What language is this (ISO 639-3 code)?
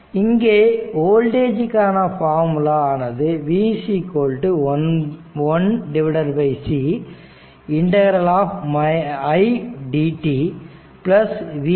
tam